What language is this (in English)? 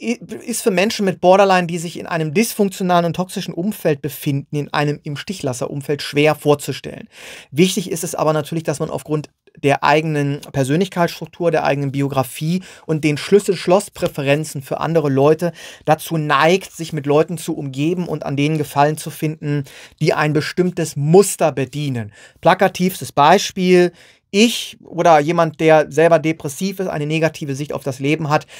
German